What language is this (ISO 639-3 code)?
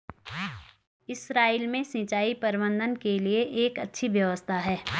hin